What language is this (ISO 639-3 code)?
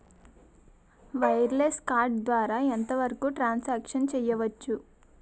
tel